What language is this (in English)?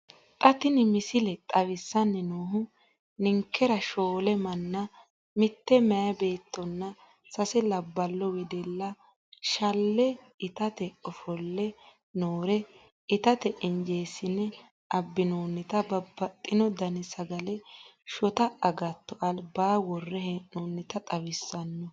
Sidamo